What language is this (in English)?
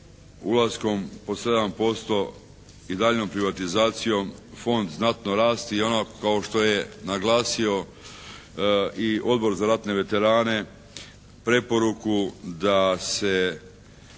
Croatian